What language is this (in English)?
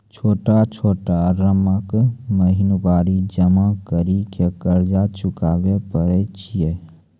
Maithili